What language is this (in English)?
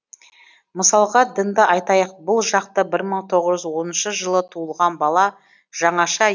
Kazakh